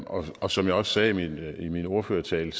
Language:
Danish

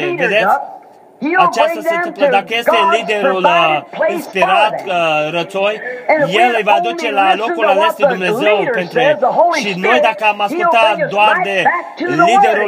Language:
Romanian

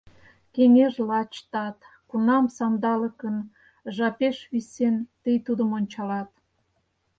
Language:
Mari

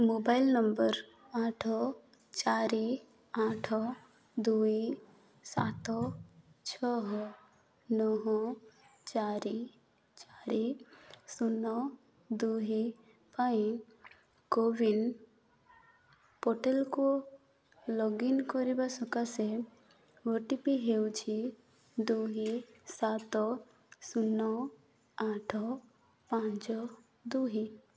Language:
Odia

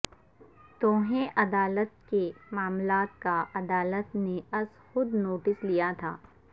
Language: Urdu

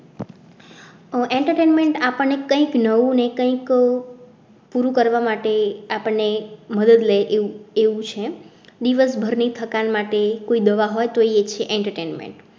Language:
Gujarati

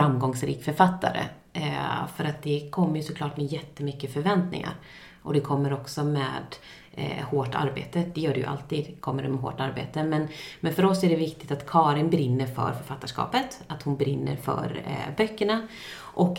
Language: Swedish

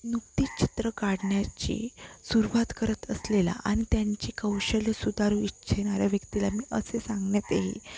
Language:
Marathi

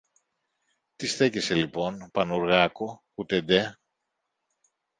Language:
Greek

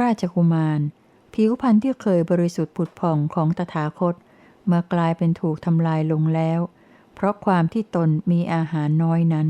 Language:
Thai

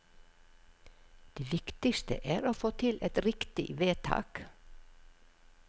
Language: Norwegian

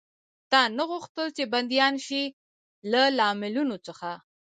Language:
Pashto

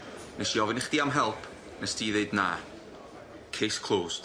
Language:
Welsh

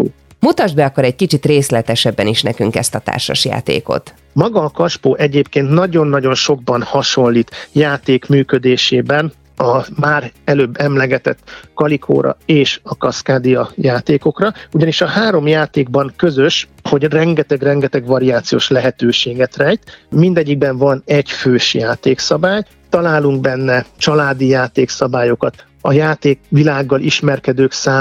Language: Hungarian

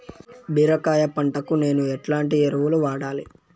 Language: Telugu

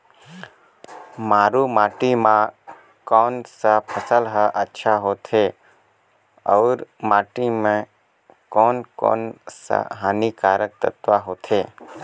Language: Chhattisgarhi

